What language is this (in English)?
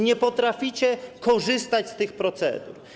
Polish